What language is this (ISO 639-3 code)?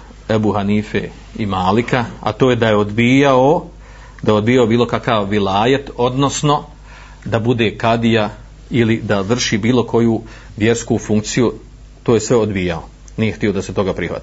hrv